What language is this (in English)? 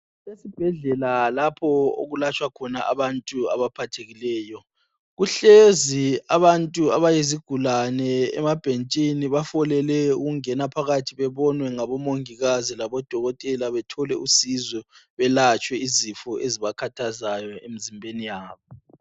North Ndebele